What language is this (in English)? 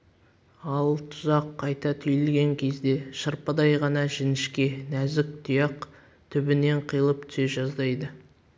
Kazakh